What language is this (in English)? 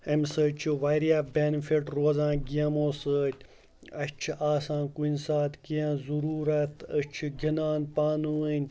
Kashmiri